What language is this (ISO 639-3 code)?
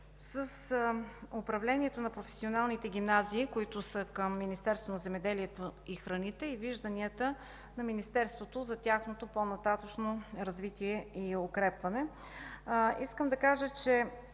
bul